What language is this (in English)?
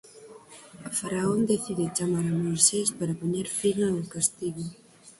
Galician